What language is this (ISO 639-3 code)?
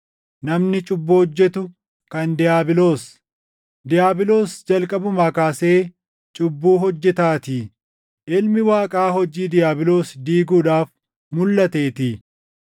orm